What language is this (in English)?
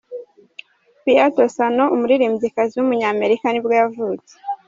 Kinyarwanda